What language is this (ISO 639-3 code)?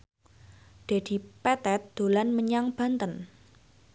jav